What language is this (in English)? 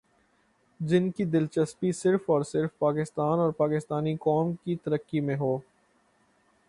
Urdu